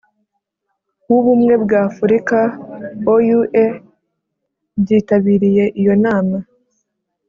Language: Kinyarwanda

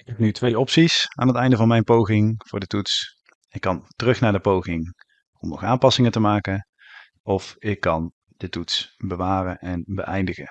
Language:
Dutch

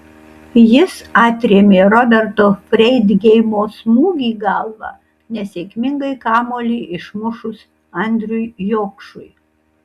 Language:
Lithuanian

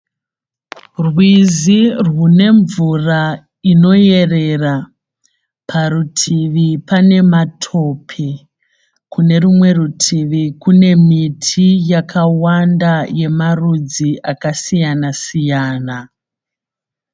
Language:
Shona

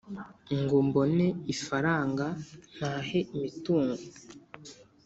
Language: Kinyarwanda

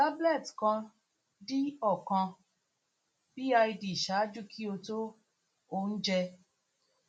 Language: Yoruba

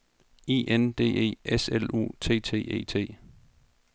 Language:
Danish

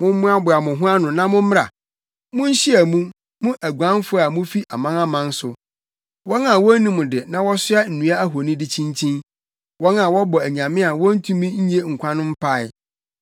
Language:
Akan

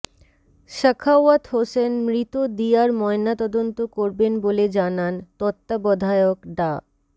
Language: Bangla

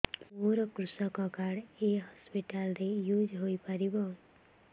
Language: Odia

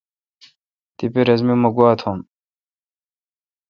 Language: Kalkoti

